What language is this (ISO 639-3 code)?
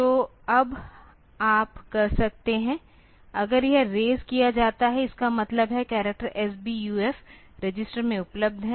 hin